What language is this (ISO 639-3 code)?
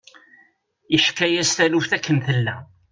kab